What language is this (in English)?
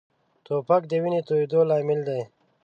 Pashto